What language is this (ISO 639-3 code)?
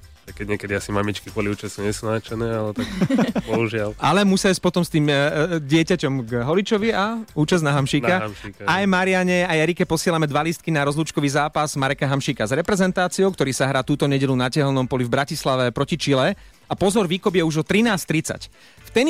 slk